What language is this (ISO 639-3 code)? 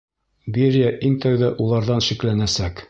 bak